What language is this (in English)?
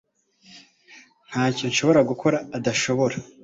Kinyarwanda